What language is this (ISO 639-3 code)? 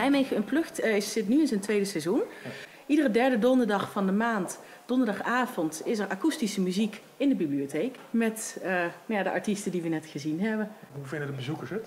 nld